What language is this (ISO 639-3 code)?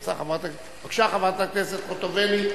heb